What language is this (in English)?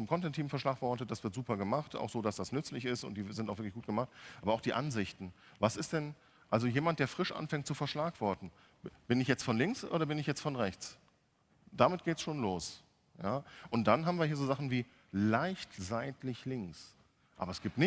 German